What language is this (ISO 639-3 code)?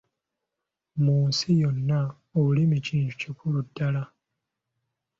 lug